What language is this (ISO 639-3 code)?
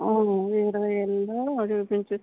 tel